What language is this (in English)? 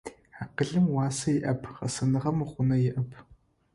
Adyghe